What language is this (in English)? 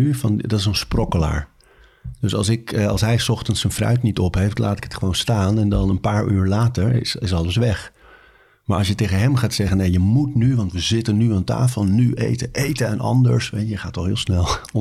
Dutch